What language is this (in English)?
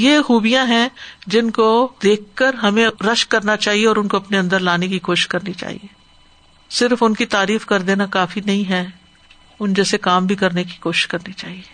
Urdu